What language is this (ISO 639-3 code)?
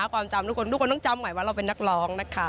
tha